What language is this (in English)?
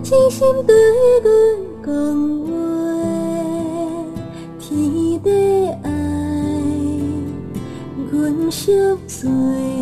Chinese